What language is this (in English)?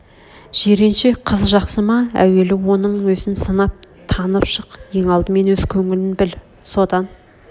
Kazakh